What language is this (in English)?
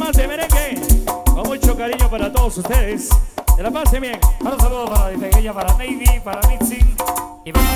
Spanish